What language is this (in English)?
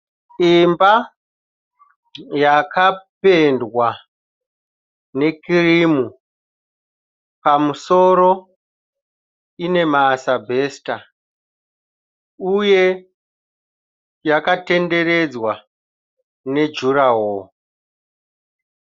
Shona